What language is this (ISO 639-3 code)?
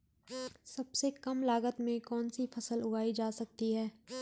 hin